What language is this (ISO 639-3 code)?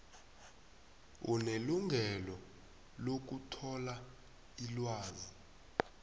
nbl